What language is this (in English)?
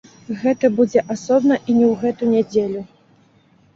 Belarusian